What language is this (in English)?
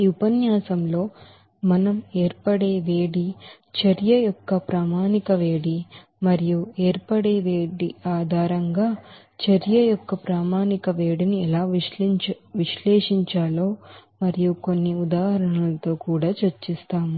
Telugu